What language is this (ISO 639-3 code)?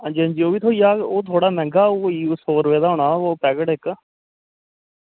doi